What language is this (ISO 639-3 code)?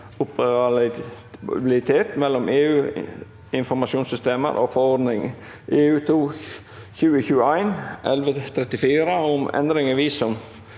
nor